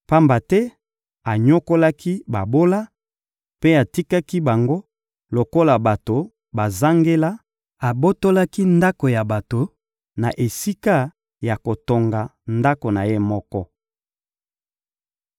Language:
Lingala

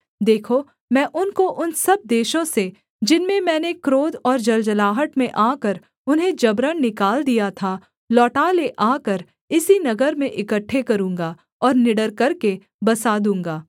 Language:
Hindi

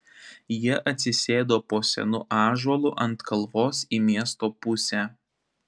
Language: Lithuanian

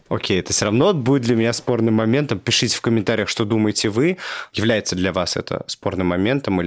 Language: Russian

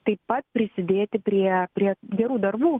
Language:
Lithuanian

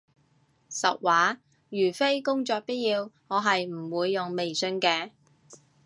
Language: Cantonese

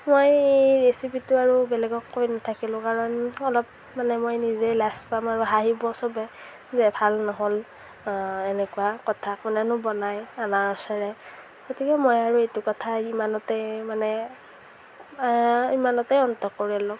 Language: Assamese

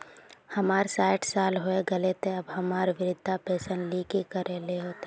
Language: Magahi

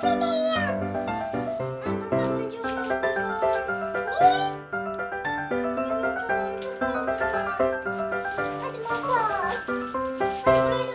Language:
Turkish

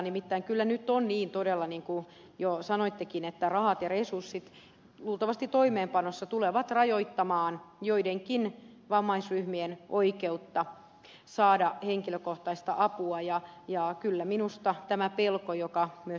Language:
Finnish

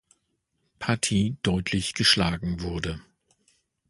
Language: German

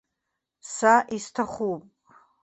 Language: Abkhazian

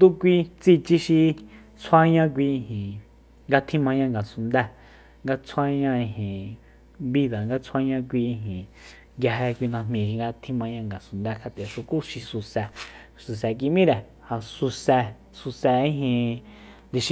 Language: Soyaltepec Mazatec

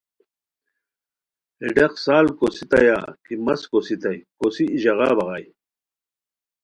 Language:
Khowar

